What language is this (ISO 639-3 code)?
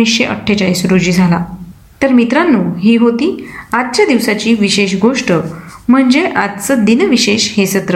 mar